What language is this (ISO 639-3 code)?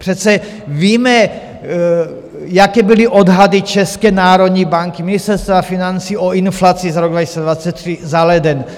ces